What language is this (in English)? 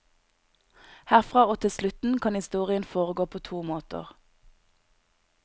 Norwegian